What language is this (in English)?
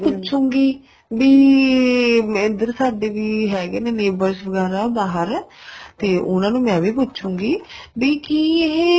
Punjabi